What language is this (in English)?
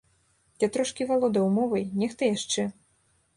Belarusian